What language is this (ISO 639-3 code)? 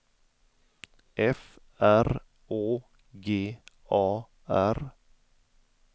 swe